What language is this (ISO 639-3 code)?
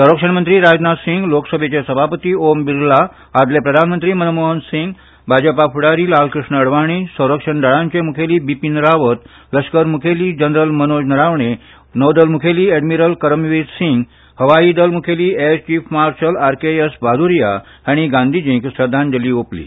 kok